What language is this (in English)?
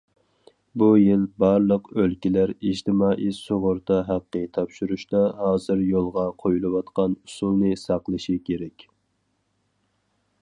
Uyghur